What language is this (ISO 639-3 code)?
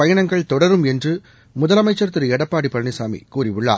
tam